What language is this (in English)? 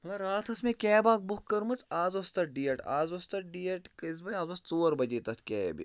Kashmiri